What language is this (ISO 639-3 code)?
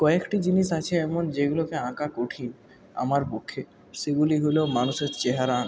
ben